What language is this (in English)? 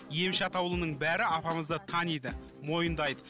Kazakh